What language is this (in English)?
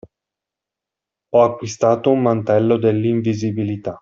Italian